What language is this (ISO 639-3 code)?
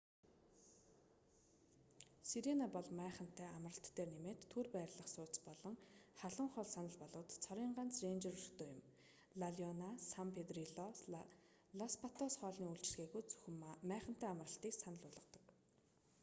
mon